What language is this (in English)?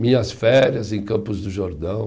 Portuguese